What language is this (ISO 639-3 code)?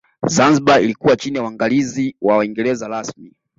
swa